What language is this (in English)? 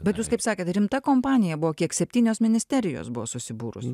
Lithuanian